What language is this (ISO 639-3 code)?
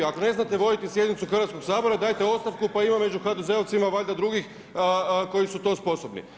hrv